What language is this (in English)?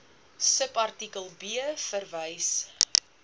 Afrikaans